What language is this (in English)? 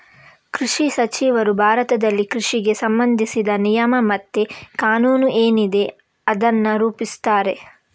Kannada